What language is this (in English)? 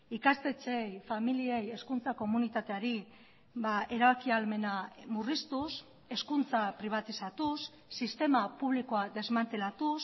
Basque